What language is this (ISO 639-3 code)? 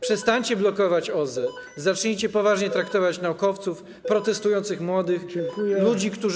pol